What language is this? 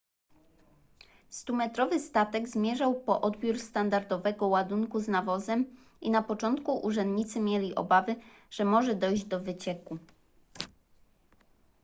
Polish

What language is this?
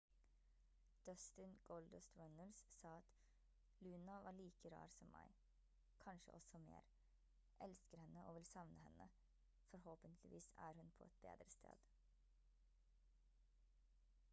Norwegian Bokmål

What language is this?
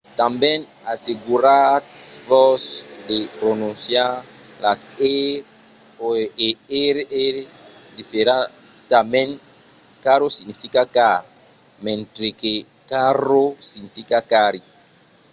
Occitan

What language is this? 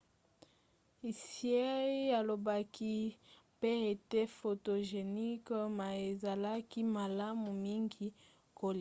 Lingala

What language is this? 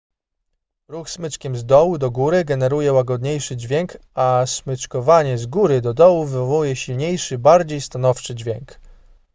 Polish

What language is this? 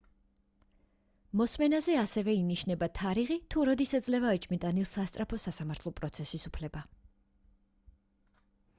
Georgian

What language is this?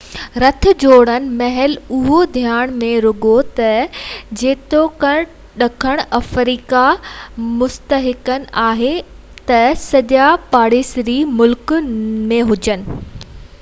Sindhi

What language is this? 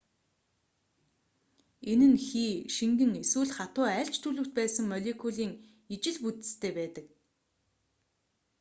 Mongolian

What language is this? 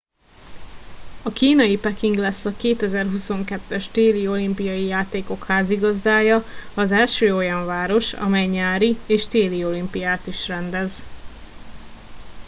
Hungarian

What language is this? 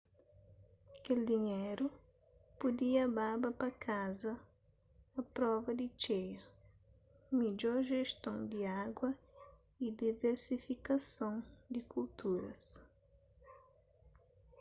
Kabuverdianu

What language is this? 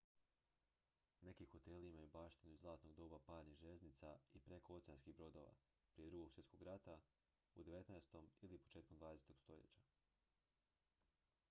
Croatian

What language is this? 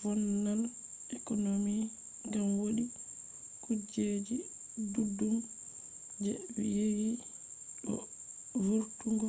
Fula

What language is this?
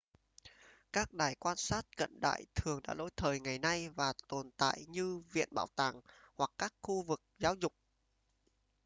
Vietnamese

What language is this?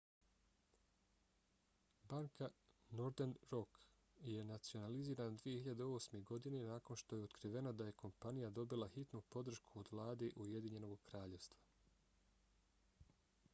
Bosnian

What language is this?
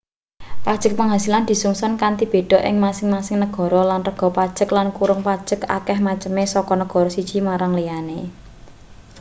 Javanese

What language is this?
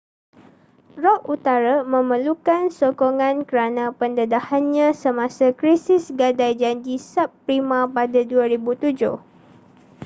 Malay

